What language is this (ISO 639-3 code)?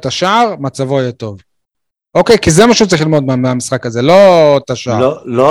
heb